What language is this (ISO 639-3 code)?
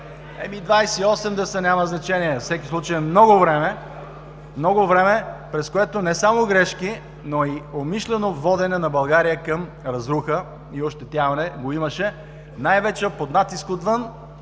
bul